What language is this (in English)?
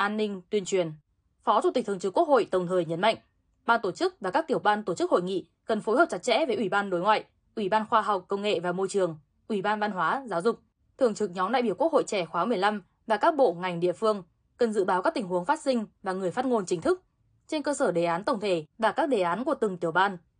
Vietnamese